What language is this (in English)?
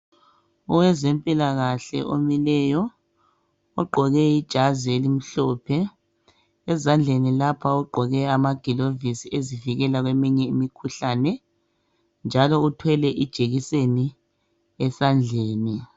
North Ndebele